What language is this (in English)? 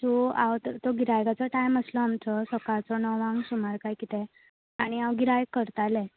Konkani